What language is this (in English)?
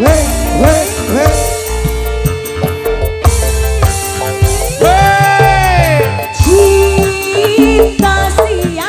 Indonesian